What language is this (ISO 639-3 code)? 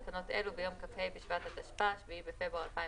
heb